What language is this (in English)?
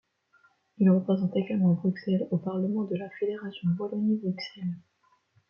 French